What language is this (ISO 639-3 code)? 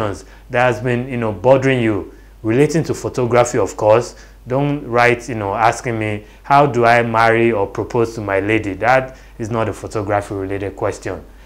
eng